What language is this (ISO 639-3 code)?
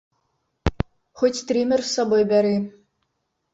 bel